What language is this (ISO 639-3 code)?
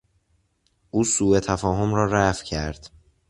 fas